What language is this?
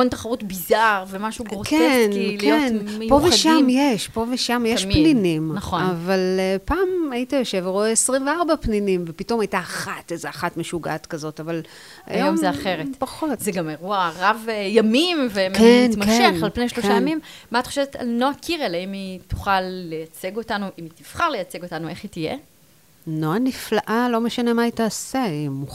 Hebrew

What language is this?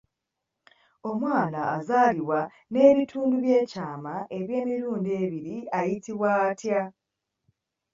Ganda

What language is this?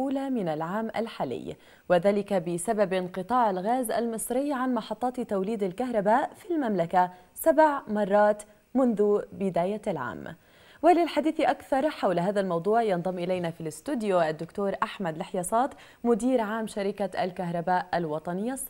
Arabic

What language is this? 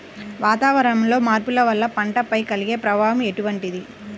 Telugu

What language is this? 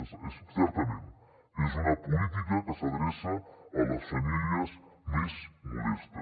Catalan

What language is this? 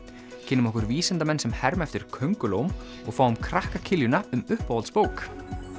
Icelandic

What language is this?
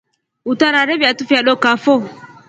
Rombo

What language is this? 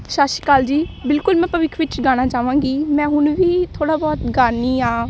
Punjabi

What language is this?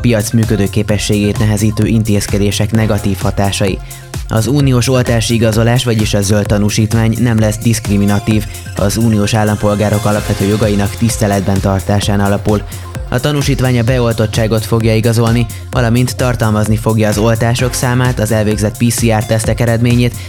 Hungarian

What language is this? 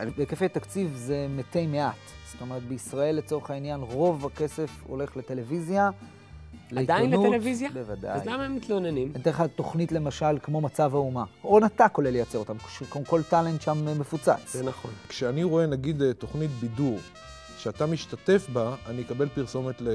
Hebrew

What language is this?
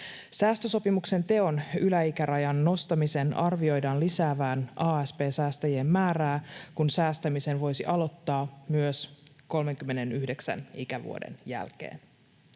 Finnish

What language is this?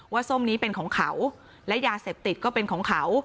Thai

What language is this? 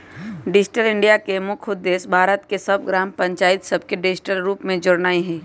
Magahi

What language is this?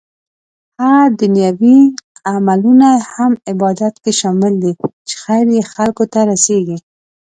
Pashto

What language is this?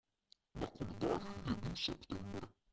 Slovenian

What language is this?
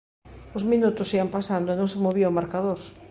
Galician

